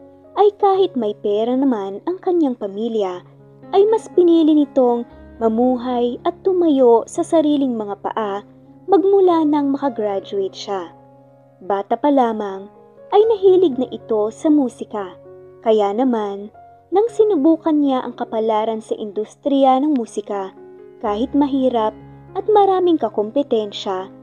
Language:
Filipino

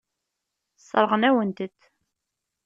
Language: Kabyle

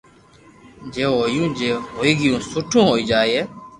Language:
Loarki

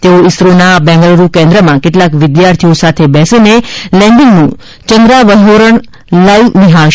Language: Gujarati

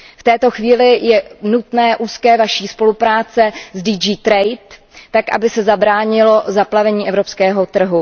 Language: Czech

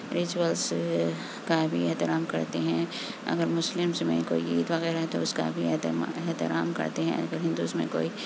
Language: Urdu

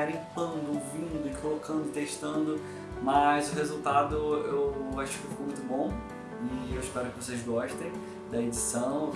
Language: Portuguese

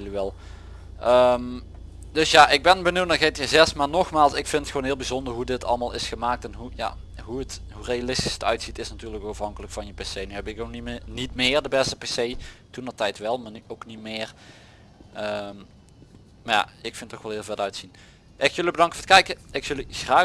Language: Dutch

